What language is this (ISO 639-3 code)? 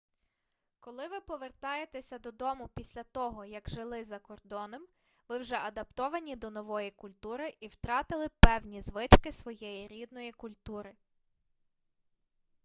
ukr